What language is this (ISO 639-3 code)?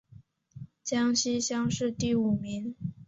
zho